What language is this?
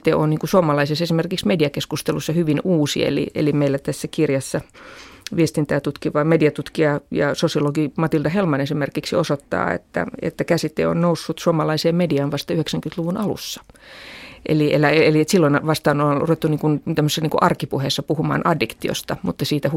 Finnish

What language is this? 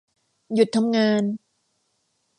Thai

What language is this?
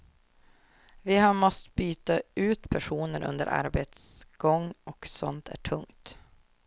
Swedish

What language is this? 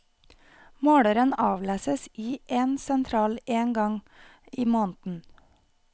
Norwegian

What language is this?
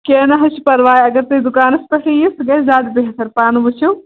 Kashmiri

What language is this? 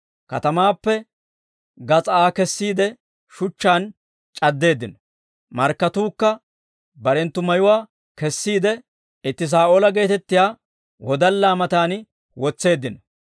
Dawro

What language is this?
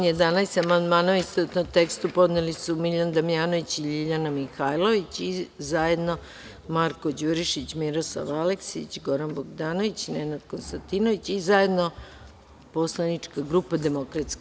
Serbian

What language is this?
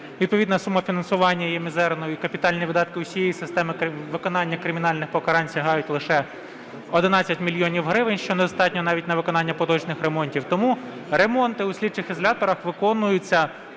Ukrainian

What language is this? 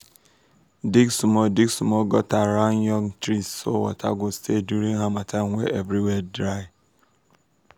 Nigerian Pidgin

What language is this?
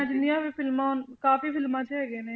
Punjabi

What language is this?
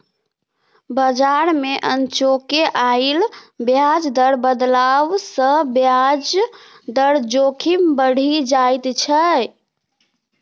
Maithili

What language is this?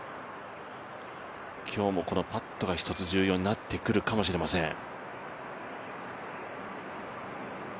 Japanese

